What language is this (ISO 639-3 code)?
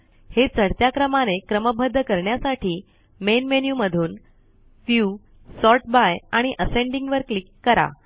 mar